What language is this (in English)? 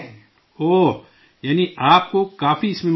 Urdu